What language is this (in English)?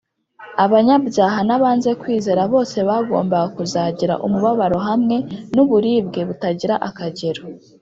Kinyarwanda